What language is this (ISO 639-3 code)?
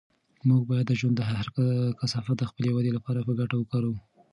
pus